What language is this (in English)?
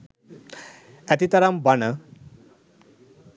Sinhala